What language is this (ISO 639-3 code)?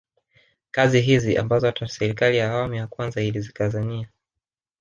swa